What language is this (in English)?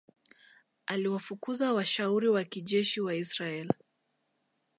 Swahili